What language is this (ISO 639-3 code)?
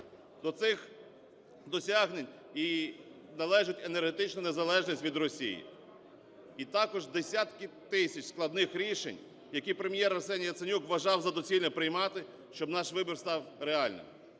ukr